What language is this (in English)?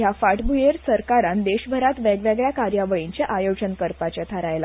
Konkani